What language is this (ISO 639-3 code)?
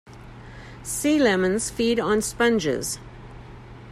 eng